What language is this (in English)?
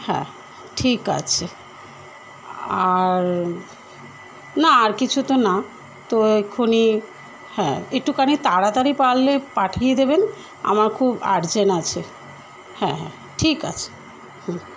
Bangla